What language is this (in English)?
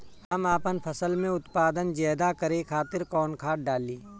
Bhojpuri